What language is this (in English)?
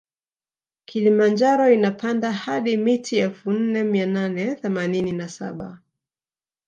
Swahili